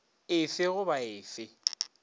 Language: Northern Sotho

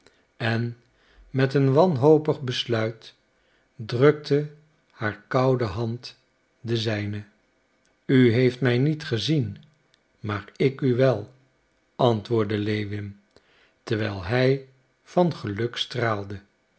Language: Dutch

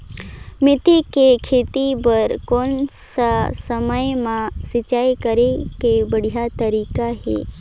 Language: Chhattisgarhi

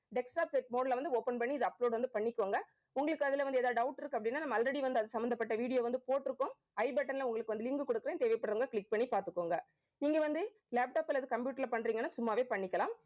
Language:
Tamil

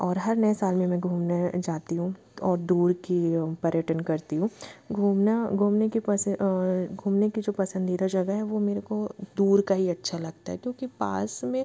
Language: Hindi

